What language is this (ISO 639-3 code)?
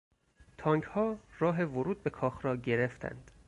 fas